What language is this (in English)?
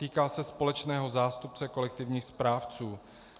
Czech